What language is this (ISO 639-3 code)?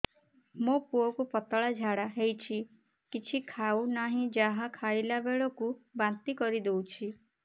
ori